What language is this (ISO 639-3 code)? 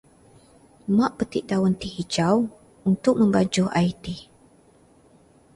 msa